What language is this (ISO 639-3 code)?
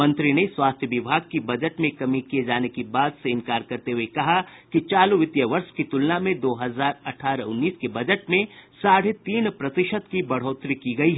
hin